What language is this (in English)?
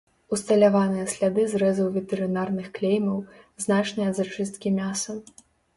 Belarusian